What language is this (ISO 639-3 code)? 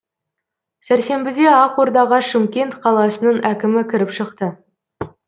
kaz